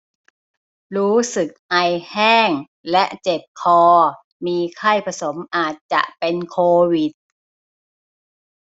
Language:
Thai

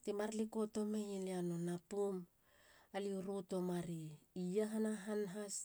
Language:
Halia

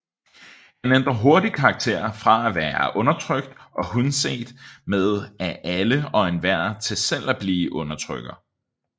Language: Danish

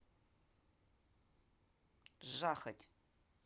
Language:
Russian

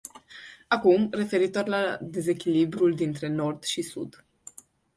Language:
Romanian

